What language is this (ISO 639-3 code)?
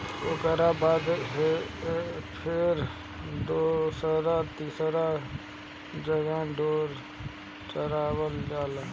bho